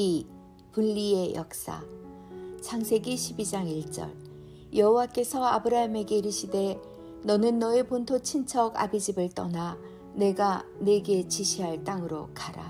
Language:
Korean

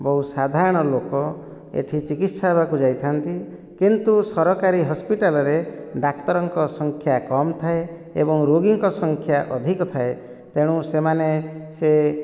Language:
Odia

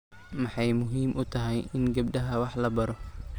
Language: Somali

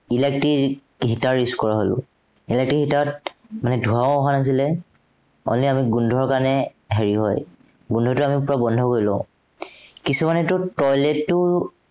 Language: Assamese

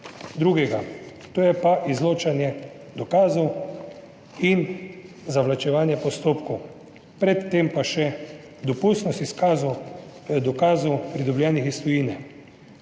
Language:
Slovenian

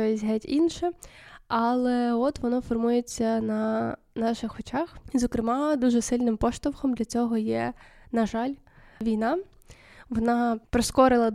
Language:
Ukrainian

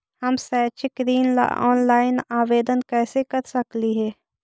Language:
Magahi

